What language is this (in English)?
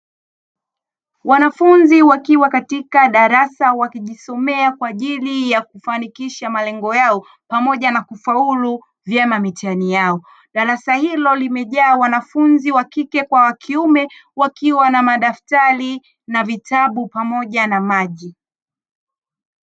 Swahili